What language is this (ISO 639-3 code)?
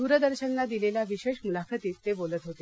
mar